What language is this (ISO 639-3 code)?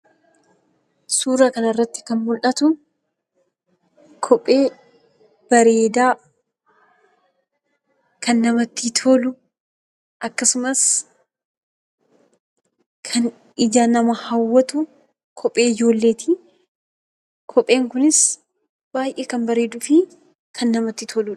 orm